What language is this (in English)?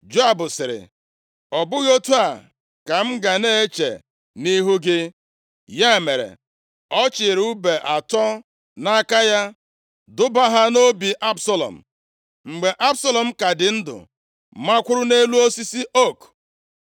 Igbo